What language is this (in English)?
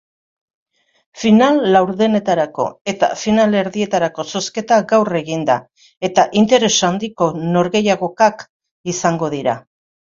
Basque